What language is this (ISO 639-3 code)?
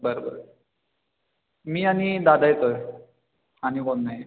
mar